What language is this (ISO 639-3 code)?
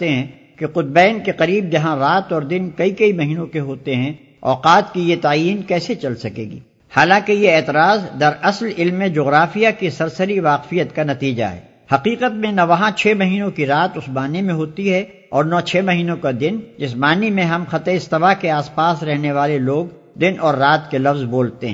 urd